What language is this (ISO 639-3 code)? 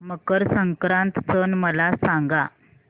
mar